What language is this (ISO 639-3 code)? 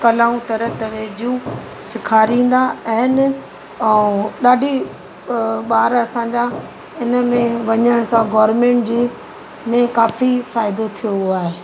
snd